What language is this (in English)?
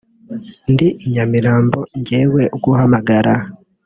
Kinyarwanda